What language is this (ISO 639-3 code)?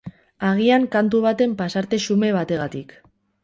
eus